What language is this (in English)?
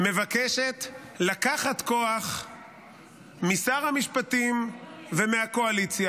Hebrew